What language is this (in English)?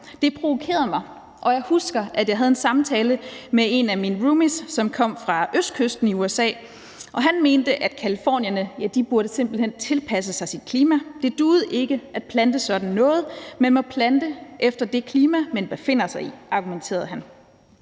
Danish